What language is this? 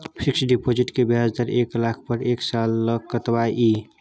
Maithili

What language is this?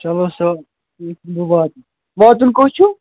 Kashmiri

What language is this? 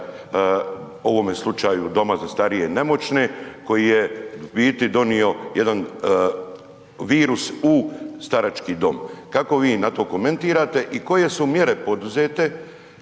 Croatian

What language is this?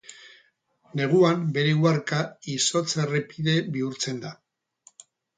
Basque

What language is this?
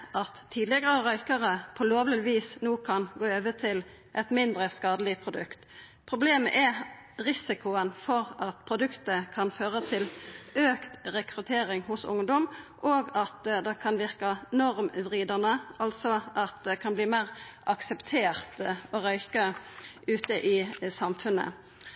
Norwegian Nynorsk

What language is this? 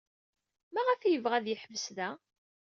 Kabyle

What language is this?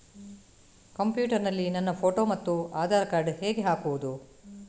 Kannada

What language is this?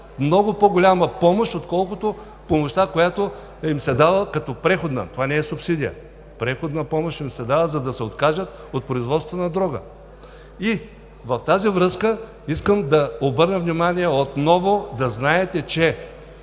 Bulgarian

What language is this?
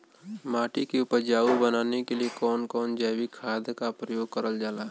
Bhojpuri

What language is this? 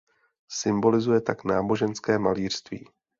Czech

